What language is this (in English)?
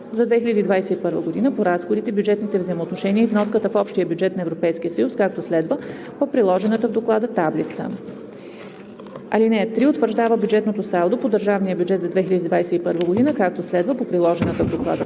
Bulgarian